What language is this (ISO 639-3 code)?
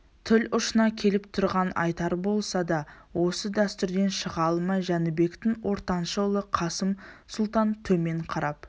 kaz